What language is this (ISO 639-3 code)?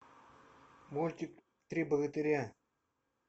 rus